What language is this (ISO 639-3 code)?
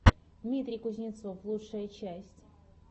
rus